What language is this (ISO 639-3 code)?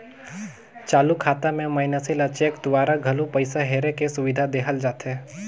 hne